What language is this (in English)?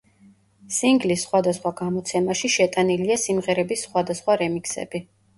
Georgian